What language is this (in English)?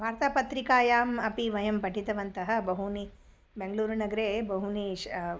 Sanskrit